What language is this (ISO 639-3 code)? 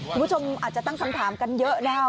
tha